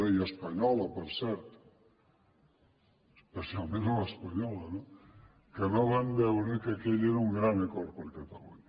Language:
Catalan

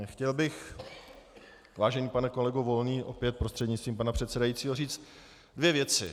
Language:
Czech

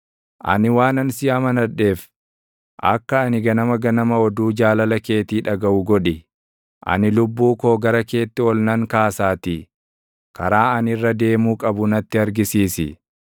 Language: Oromo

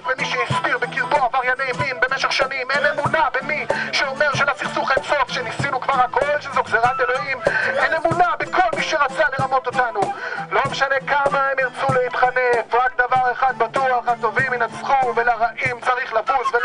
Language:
Hebrew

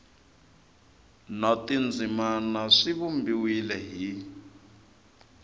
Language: Tsonga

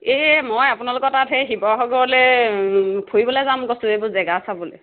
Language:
Assamese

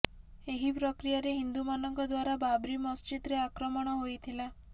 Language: Odia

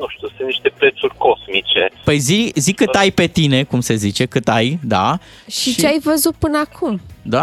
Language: Romanian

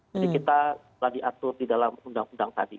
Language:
Indonesian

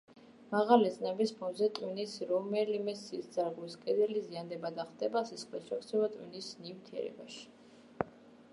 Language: Georgian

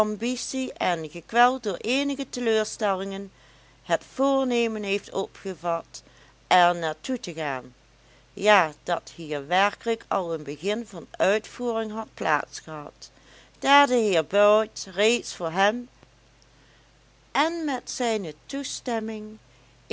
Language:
Dutch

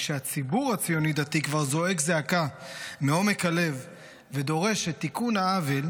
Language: Hebrew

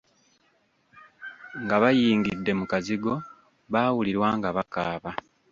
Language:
Ganda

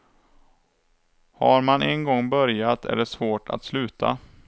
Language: Swedish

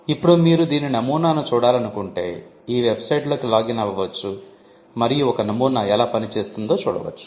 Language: Telugu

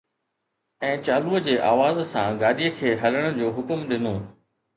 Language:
Sindhi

